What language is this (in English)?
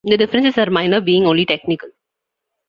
English